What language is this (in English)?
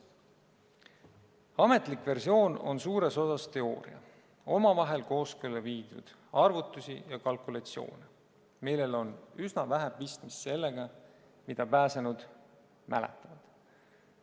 Estonian